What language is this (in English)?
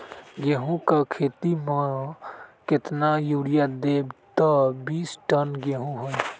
Magahi